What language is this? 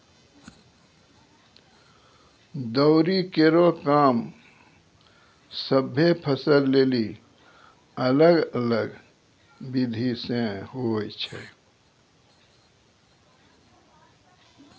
Maithili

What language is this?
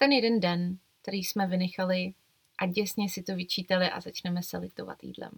Czech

